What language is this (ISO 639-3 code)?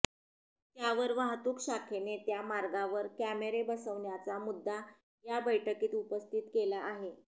mar